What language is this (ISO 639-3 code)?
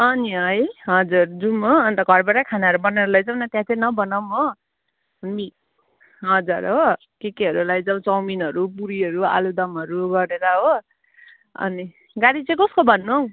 nep